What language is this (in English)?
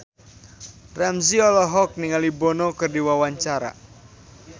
Sundanese